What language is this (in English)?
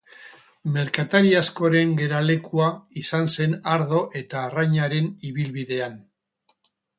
Basque